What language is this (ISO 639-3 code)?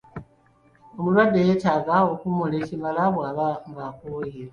lug